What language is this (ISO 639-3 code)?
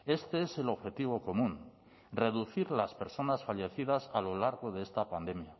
spa